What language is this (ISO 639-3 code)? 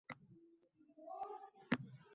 uzb